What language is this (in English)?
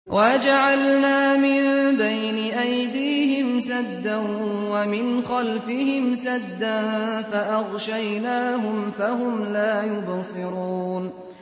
Arabic